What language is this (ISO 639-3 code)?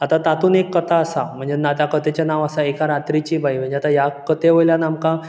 kok